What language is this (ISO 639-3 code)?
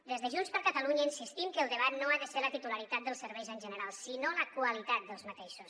cat